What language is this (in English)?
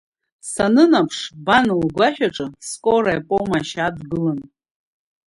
Abkhazian